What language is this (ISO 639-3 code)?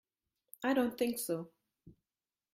eng